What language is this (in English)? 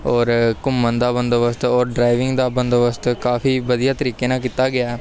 Punjabi